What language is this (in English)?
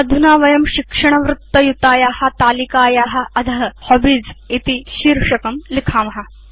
Sanskrit